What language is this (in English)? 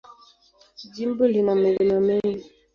Swahili